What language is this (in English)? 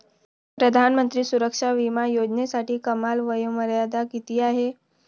Marathi